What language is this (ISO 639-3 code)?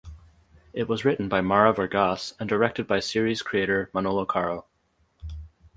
eng